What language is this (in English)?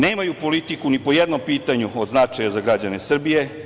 Serbian